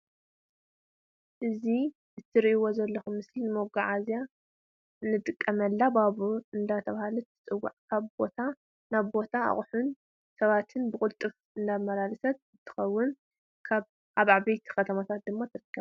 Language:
Tigrinya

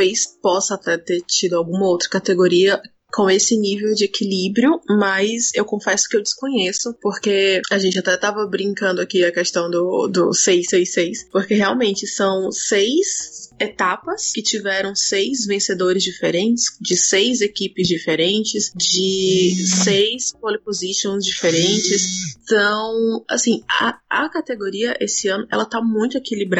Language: Portuguese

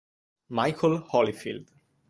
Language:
Italian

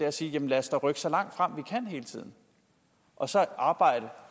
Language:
Danish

